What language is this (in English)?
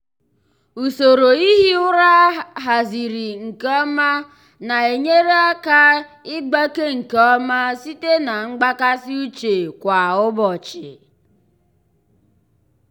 Igbo